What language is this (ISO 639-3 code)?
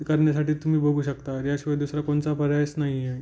mar